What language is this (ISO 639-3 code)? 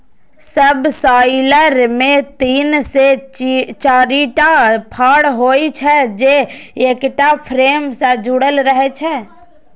mai